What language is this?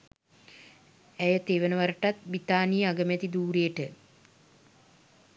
Sinhala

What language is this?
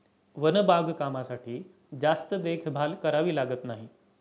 Marathi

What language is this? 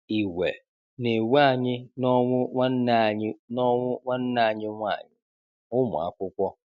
Igbo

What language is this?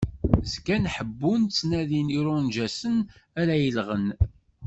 Kabyle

